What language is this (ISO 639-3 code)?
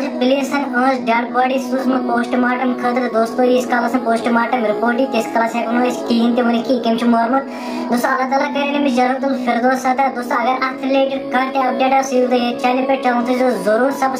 tur